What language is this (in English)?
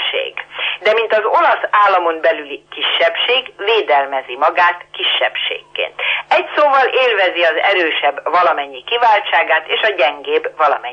Hungarian